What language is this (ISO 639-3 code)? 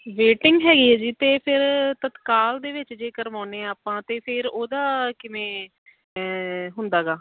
pan